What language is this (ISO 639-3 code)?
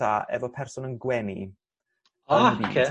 cym